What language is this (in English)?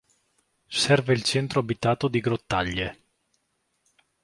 Italian